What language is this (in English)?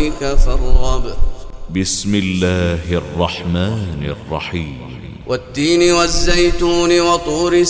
Arabic